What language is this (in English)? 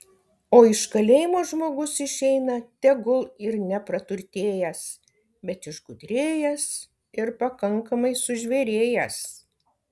Lithuanian